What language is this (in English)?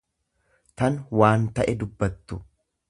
Oromo